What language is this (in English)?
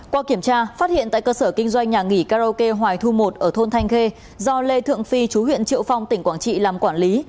Vietnamese